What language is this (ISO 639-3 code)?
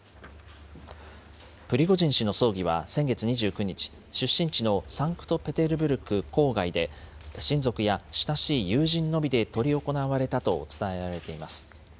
jpn